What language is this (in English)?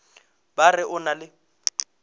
Northern Sotho